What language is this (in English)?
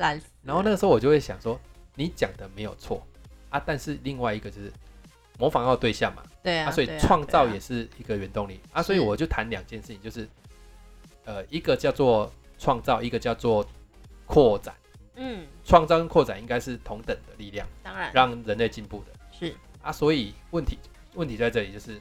Chinese